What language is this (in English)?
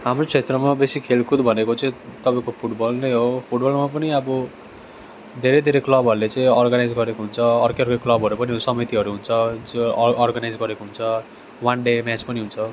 Nepali